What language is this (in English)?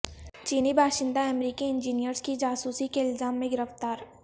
Urdu